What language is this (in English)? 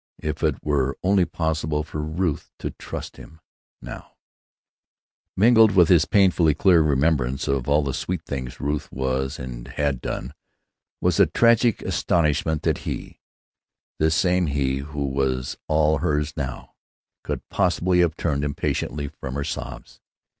English